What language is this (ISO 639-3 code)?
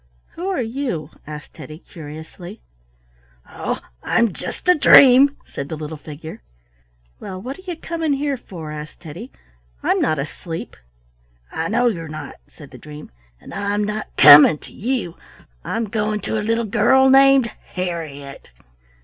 eng